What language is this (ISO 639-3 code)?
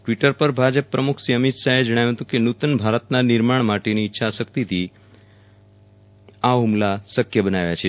guj